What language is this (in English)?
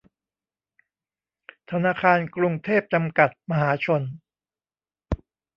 Thai